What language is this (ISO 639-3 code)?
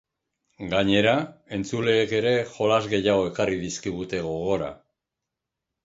eus